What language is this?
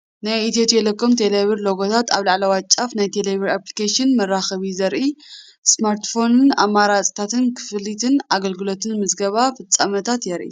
Tigrinya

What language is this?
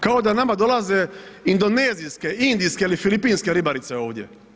Croatian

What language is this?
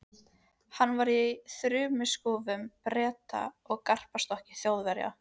Icelandic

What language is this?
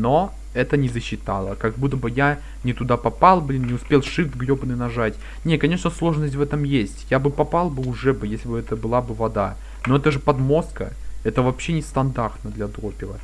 Russian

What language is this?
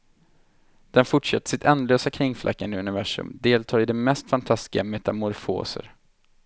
Swedish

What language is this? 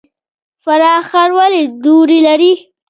Pashto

